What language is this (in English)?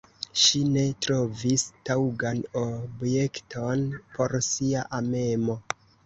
Esperanto